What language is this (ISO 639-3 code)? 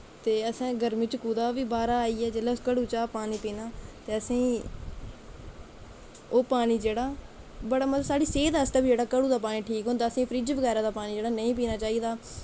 doi